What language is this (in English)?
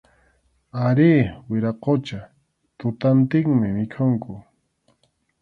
Arequipa-La Unión Quechua